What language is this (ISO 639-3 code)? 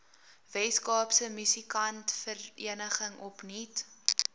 afr